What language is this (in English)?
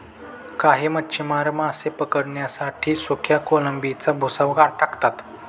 Marathi